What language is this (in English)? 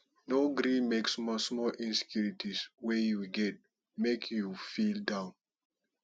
Nigerian Pidgin